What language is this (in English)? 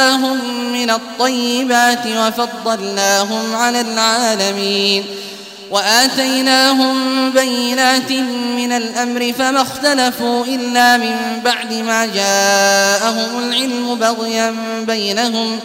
Arabic